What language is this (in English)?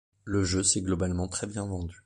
French